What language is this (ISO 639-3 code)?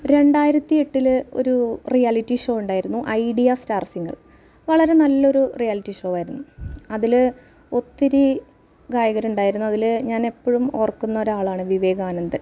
mal